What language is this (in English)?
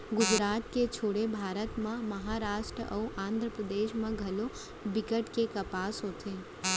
Chhattisgarhi